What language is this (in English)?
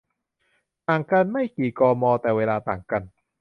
Thai